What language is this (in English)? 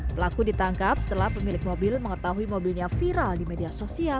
Indonesian